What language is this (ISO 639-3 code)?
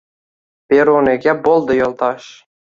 uzb